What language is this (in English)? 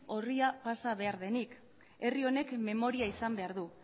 Basque